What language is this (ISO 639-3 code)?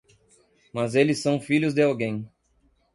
por